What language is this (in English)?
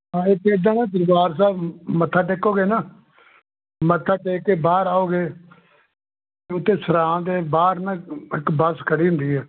Punjabi